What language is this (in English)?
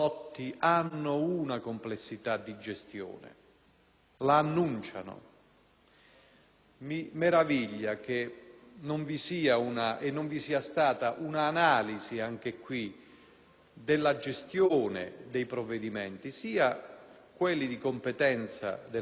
Italian